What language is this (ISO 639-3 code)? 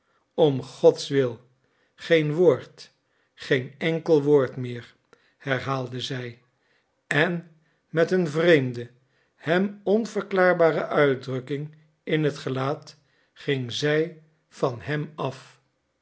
nld